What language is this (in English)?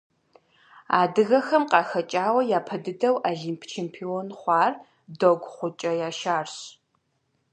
Kabardian